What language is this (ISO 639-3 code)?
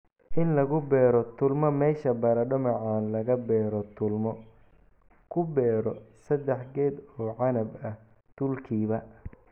som